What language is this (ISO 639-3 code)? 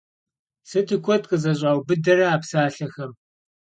kbd